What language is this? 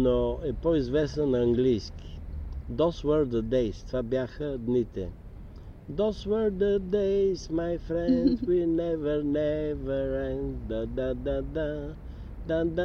Bulgarian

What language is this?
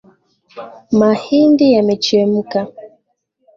Swahili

